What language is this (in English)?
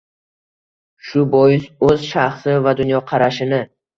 Uzbek